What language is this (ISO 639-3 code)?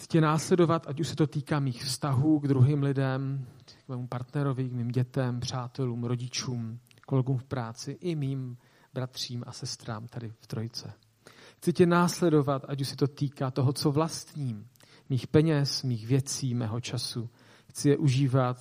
ces